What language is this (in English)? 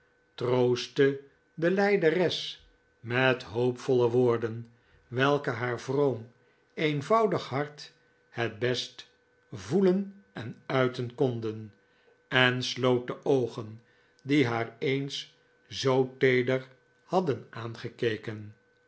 Dutch